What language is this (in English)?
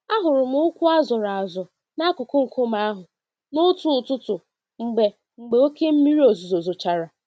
Igbo